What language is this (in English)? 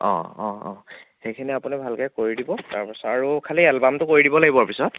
Assamese